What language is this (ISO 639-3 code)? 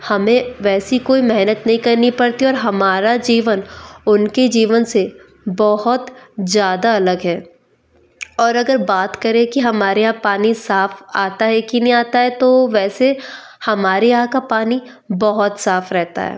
hin